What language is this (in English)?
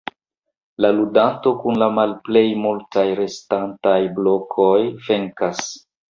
Esperanto